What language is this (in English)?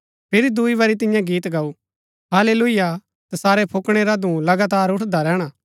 Gaddi